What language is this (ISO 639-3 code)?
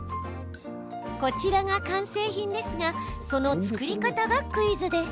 jpn